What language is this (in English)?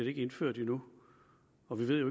Danish